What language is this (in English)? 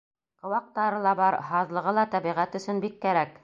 Bashkir